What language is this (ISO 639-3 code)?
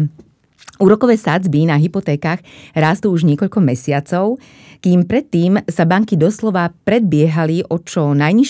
slk